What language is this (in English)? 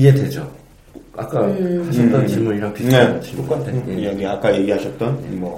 Korean